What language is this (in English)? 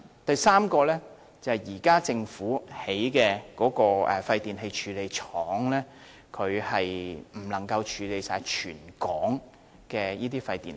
Cantonese